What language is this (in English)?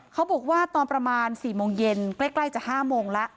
Thai